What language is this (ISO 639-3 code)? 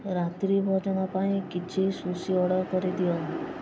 ori